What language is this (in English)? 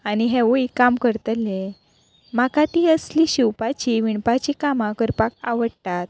Konkani